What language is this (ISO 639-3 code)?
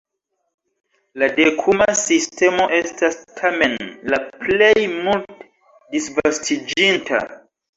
epo